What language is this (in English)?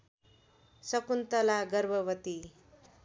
Nepali